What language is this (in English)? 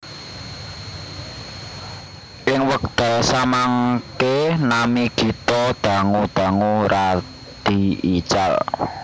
Javanese